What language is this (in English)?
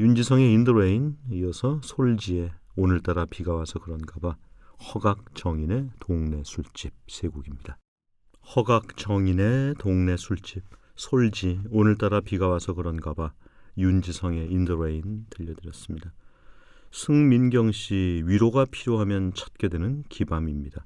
Korean